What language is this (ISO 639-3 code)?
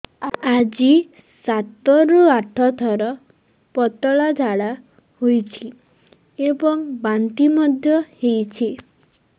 ori